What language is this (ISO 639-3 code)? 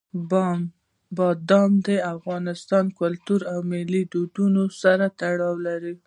pus